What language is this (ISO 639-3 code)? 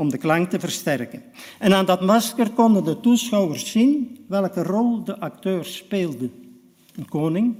nld